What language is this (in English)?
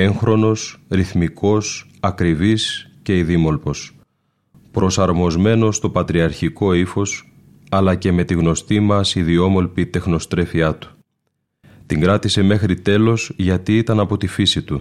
Greek